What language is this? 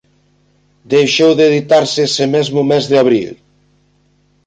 Galician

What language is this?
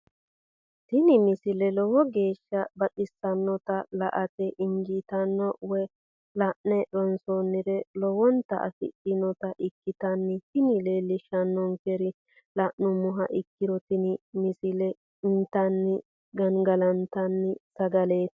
Sidamo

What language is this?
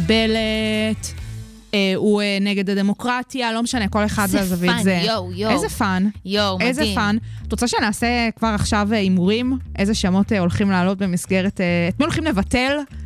Hebrew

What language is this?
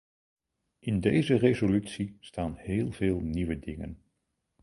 Dutch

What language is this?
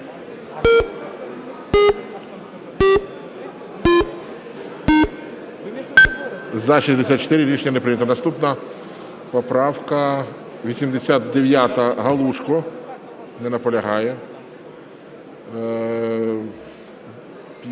Ukrainian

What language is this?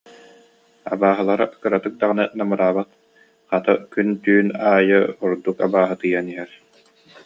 Yakut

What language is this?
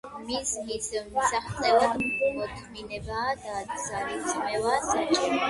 Georgian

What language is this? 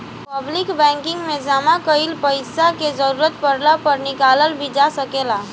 Bhojpuri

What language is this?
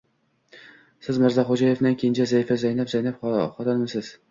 Uzbek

